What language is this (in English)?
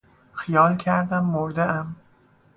Persian